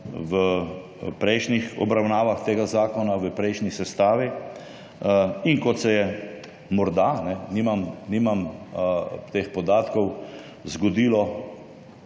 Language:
Slovenian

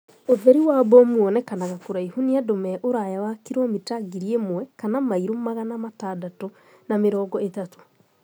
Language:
Kikuyu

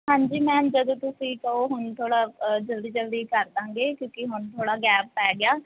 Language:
Punjabi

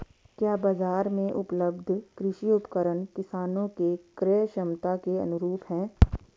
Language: Hindi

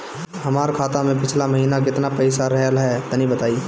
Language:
Bhojpuri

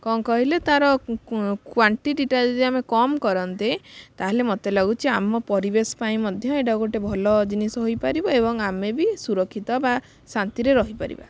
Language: Odia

